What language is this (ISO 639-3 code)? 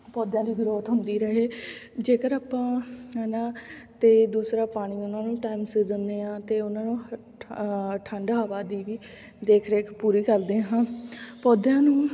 pan